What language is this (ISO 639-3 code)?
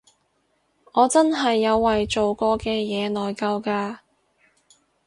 yue